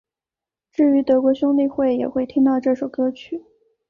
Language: Chinese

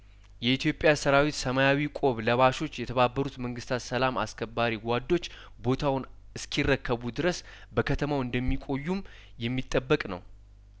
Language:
Amharic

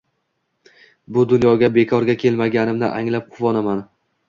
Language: Uzbek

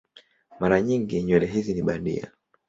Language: Swahili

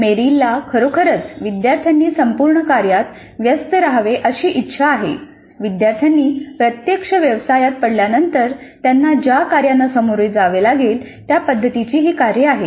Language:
Marathi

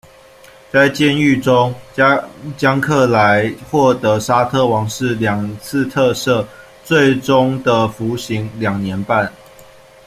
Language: Chinese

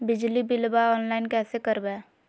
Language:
Magahi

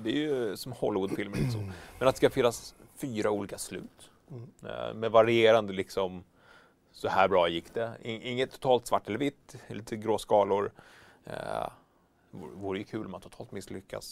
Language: Swedish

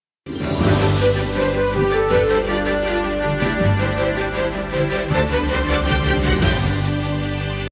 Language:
Ukrainian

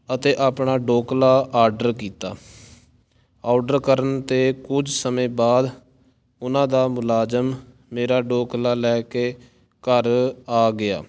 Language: Punjabi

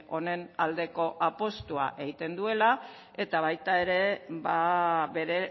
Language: Basque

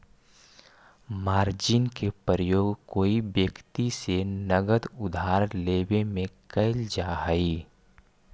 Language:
Magahi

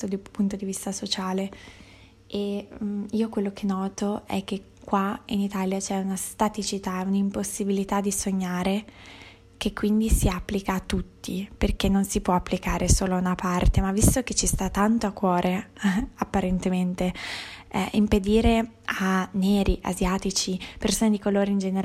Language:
Italian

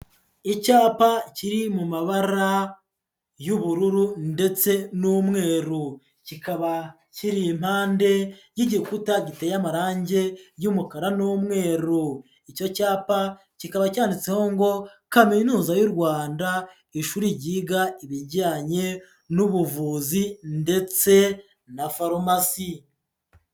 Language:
Kinyarwanda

